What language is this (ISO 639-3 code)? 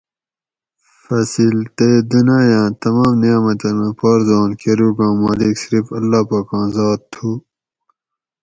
gwc